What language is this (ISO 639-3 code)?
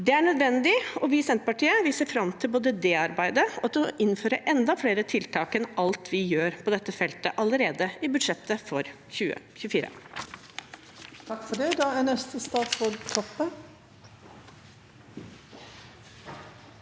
nor